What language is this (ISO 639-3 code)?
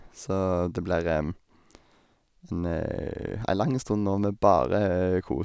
nor